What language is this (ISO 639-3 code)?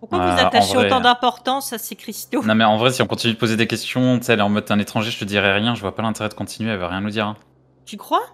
fra